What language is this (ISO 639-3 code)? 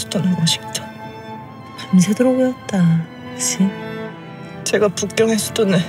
kor